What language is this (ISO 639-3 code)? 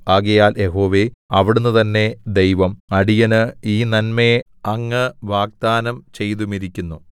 mal